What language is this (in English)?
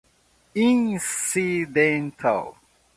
Portuguese